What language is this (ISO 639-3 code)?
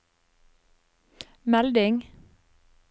nor